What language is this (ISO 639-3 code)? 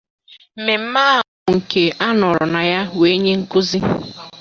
ibo